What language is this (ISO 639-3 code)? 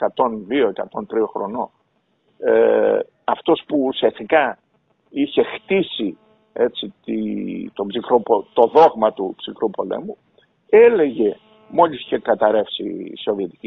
ell